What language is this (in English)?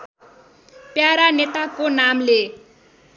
Nepali